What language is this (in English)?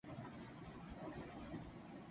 Urdu